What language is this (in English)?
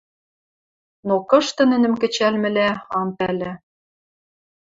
Western Mari